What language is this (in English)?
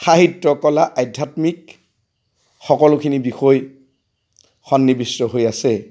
Assamese